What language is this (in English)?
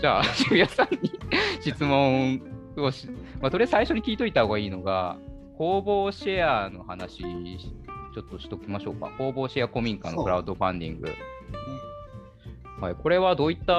Japanese